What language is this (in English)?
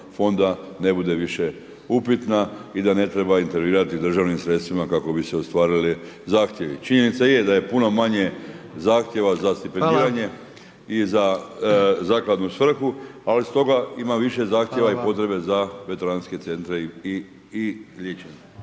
Croatian